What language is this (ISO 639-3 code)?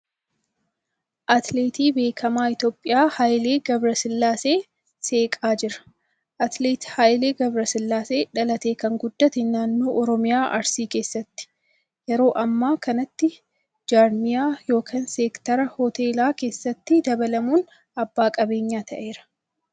orm